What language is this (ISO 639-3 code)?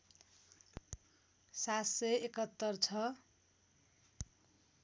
nep